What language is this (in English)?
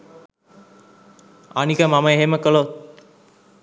Sinhala